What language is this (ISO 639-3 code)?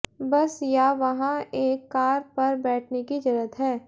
hin